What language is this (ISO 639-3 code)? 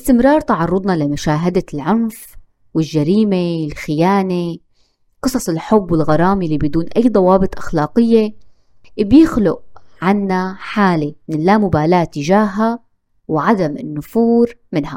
ara